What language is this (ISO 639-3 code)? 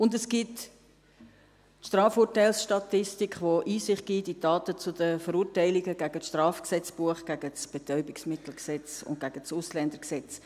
gsw